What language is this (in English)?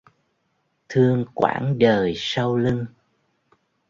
Vietnamese